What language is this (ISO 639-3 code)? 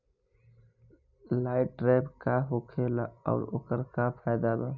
bho